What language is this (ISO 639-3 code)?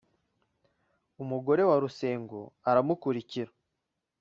kin